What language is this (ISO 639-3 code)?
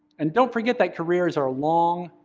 eng